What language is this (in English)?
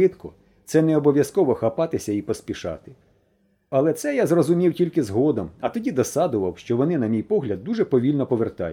Ukrainian